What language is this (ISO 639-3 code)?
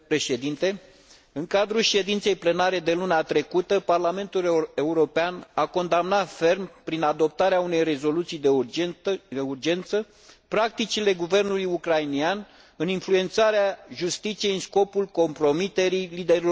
ron